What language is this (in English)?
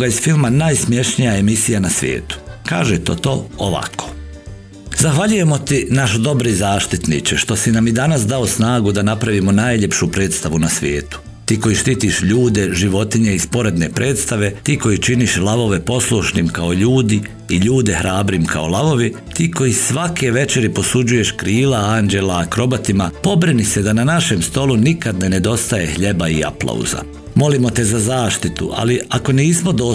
Croatian